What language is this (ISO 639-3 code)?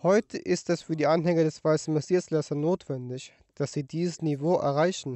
deu